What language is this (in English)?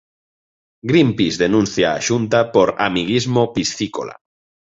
Galician